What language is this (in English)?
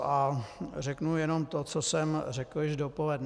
Czech